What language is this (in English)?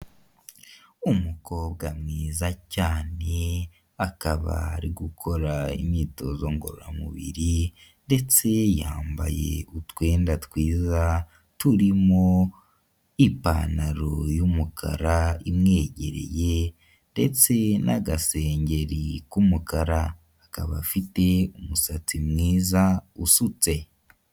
Kinyarwanda